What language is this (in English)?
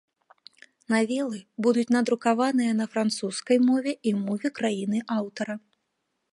Belarusian